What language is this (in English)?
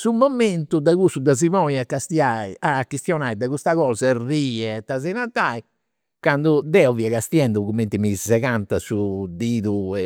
Campidanese Sardinian